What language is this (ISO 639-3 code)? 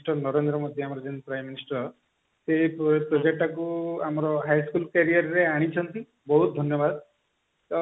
ori